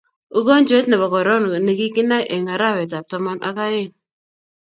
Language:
Kalenjin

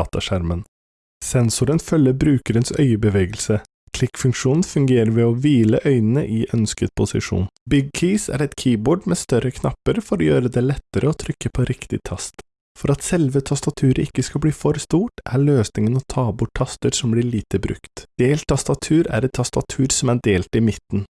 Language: Norwegian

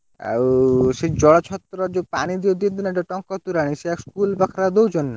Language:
Odia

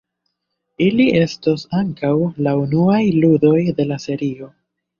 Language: Esperanto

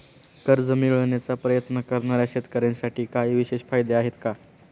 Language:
Marathi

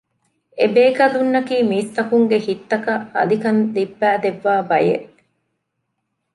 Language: Divehi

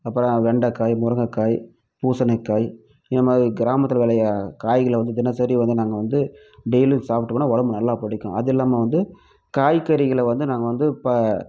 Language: Tamil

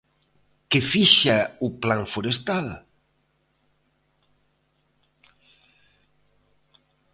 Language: Galician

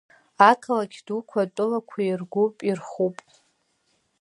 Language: Abkhazian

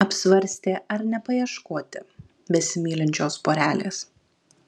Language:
Lithuanian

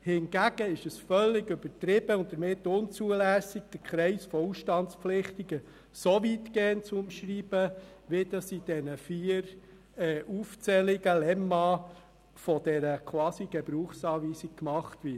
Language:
Swiss German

